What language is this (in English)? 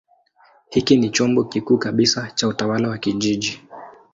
Swahili